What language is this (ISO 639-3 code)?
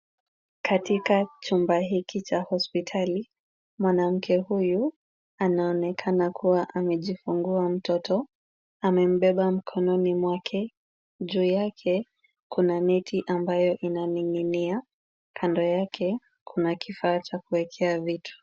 swa